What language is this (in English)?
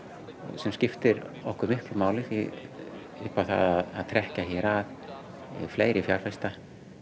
Icelandic